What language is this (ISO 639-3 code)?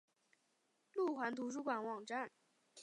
zho